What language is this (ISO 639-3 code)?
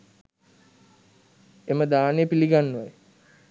sin